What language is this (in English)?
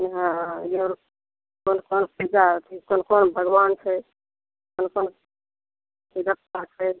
Maithili